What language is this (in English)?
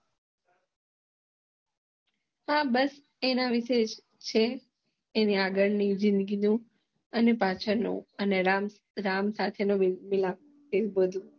Gujarati